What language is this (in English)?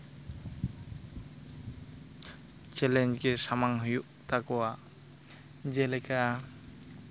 Santali